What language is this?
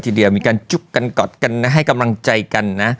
Thai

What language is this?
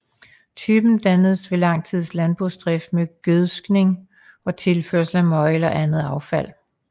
Danish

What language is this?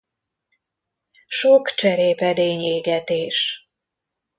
Hungarian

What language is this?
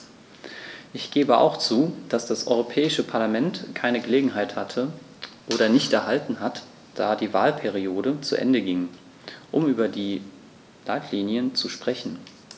German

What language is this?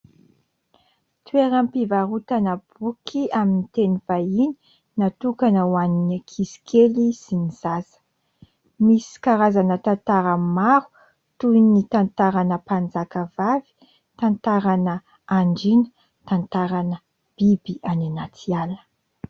Malagasy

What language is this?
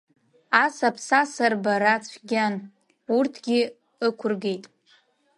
Abkhazian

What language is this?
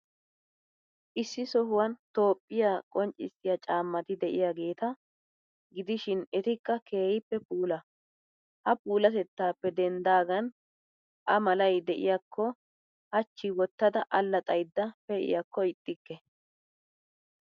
Wolaytta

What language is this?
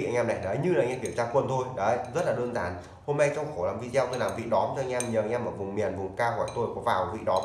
Vietnamese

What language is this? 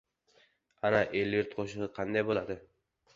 Uzbek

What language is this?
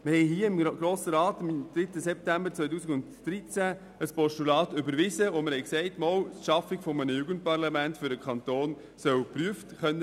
Swiss German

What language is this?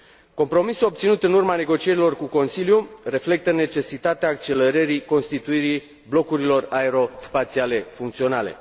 Romanian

